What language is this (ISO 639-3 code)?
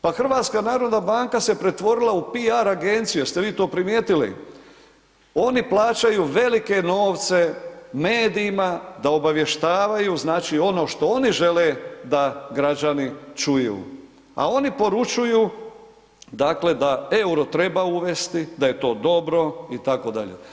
hrv